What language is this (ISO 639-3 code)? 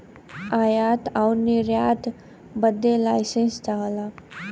bho